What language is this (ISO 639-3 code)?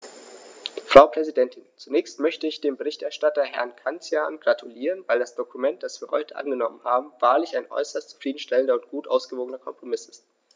deu